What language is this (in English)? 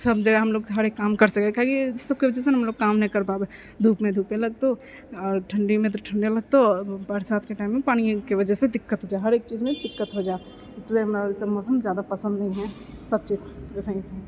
Maithili